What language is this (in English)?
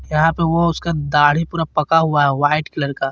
Hindi